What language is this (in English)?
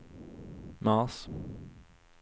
Swedish